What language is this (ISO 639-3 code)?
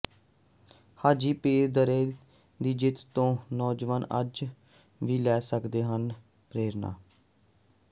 pan